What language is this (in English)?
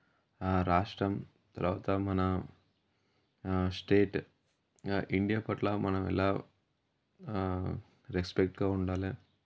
Telugu